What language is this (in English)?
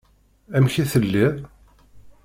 Kabyle